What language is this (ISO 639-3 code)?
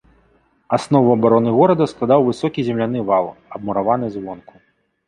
bel